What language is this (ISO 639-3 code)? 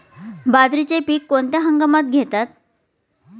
mar